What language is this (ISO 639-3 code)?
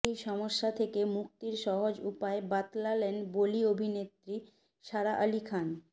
ben